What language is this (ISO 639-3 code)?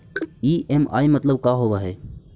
mag